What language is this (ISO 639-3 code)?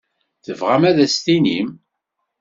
kab